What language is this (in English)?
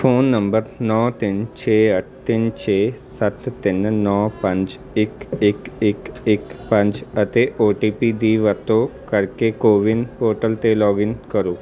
Punjabi